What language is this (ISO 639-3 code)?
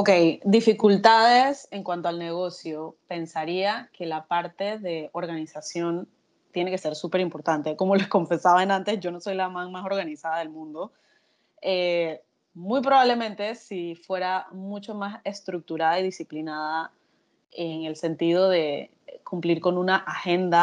spa